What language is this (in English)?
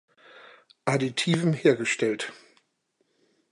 German